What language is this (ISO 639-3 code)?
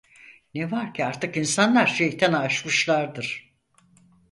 tur